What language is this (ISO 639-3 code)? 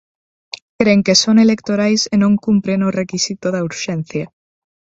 glg